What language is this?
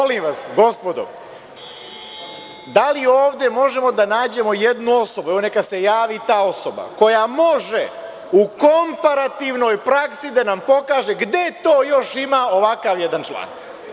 Serbian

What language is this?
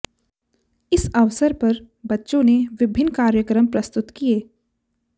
Hindi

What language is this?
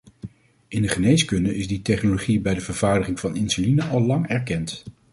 Dutch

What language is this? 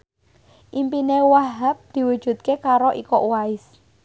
Javanese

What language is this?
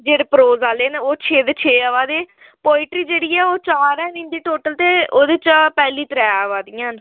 Dogri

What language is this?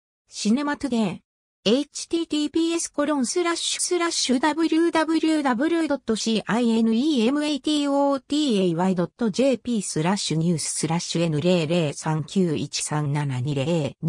Japanese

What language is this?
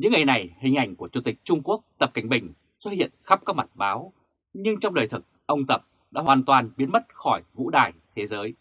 Vietnamese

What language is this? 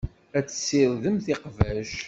Kabyle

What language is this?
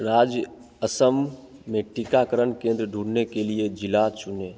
Hindi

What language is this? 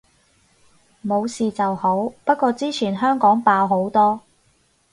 Cantonese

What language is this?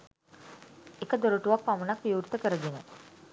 Sinhala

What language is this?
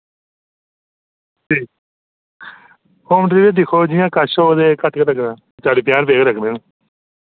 Dogri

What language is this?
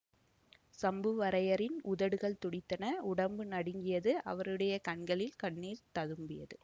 Tamil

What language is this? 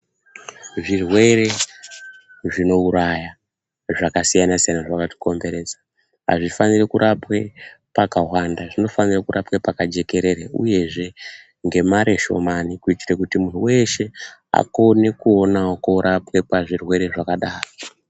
Ndau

